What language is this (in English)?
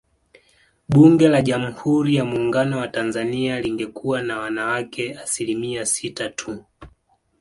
Swahili